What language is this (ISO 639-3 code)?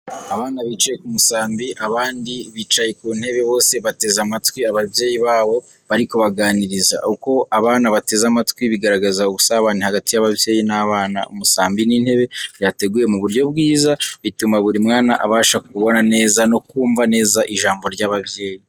kin